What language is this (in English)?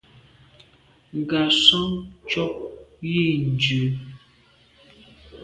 Medumba